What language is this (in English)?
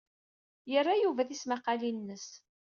Kabyle